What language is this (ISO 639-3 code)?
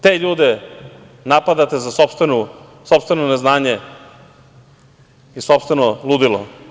srp